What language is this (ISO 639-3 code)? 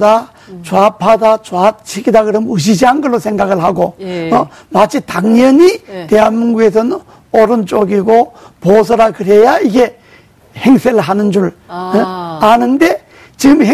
kor